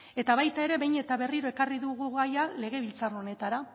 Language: Basque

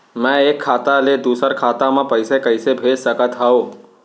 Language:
Chhattisgarhi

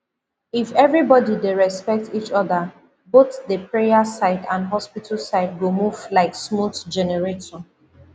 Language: Nigerian Pidgin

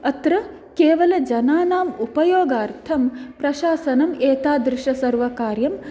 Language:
Sanskrit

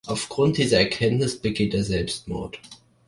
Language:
German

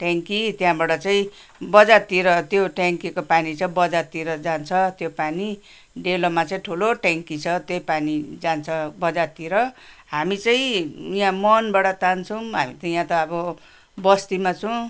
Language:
Nepali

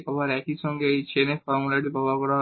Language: Bangla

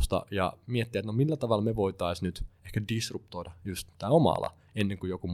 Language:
Finnish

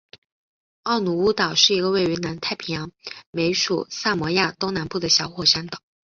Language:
Chinese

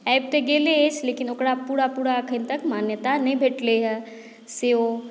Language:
Maithili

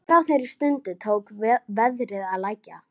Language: Icelandic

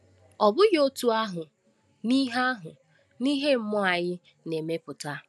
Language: Igbo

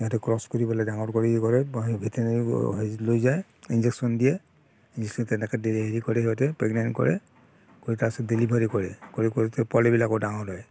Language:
Assamese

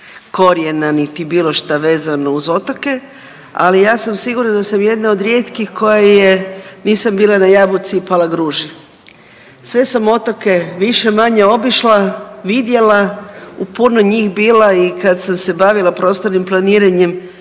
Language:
Croatian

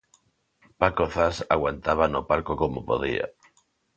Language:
Galician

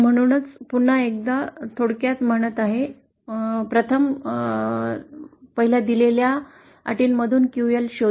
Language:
Marathi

